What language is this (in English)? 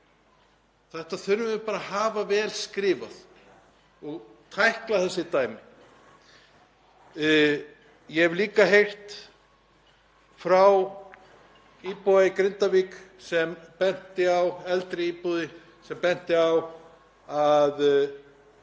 Icelandic